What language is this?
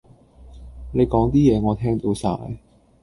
Cantonese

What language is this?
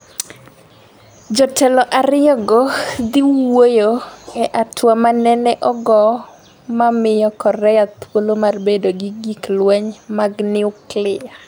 Luo (Kenya and Tanzania)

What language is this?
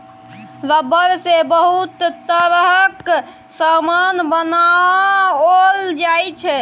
Maithili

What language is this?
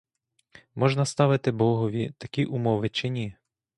Ukrainian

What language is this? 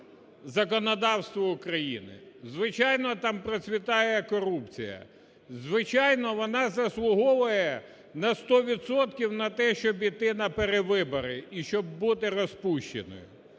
Ukrainian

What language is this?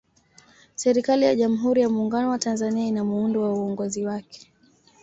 Swahili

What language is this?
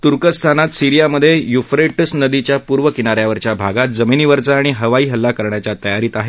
Marathi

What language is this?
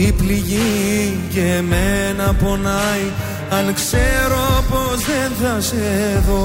Greek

